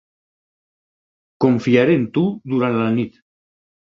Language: Catalan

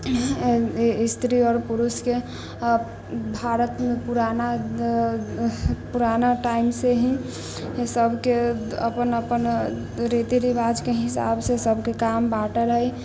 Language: Maithili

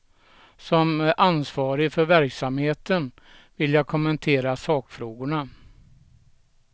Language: Swedish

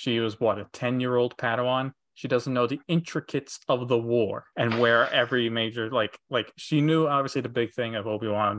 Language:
English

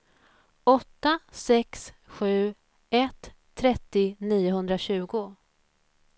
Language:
Swedish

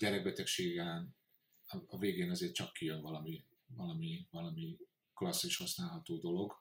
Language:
Hungarian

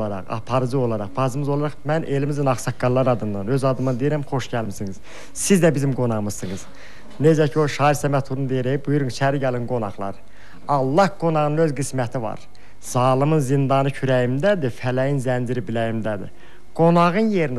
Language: Turkish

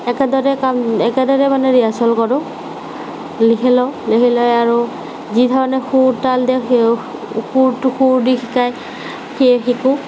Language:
Assamese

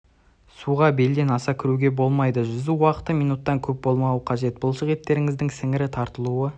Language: Kazakh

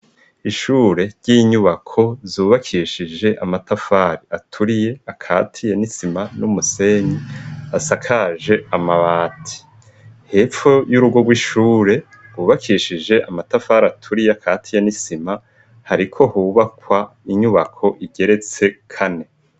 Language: Rundi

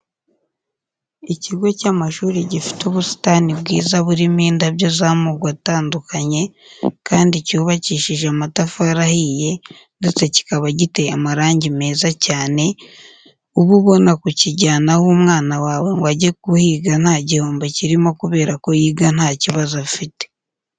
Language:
Kinyarwanda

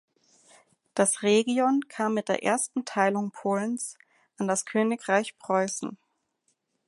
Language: German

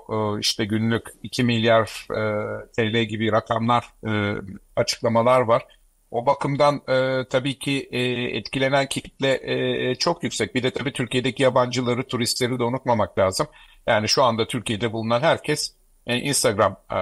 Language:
Turkish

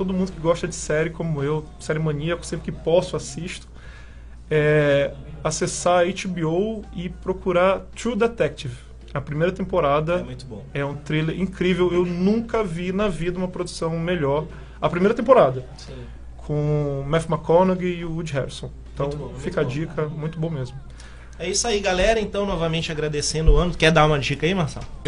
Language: Portuguese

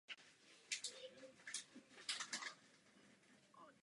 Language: Czech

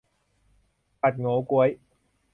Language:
Thai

